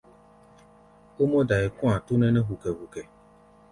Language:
Gbaya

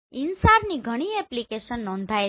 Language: Gujarati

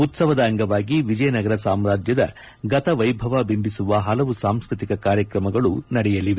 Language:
Kannada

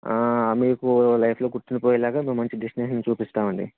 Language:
Telugu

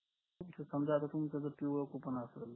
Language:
Marathi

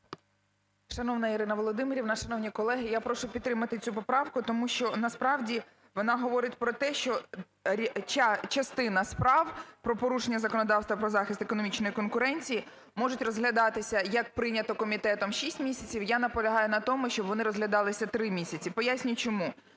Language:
Ukrainian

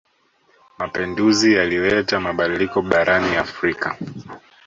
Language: Swahili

